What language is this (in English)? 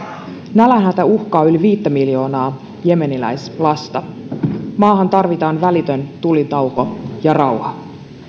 Finnish